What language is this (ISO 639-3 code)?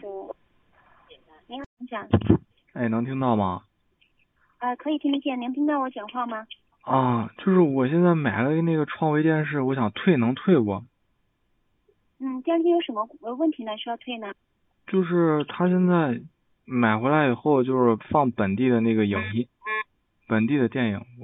zho